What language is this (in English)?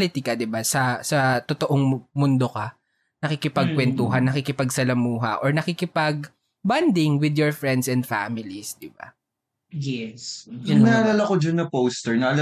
Filipino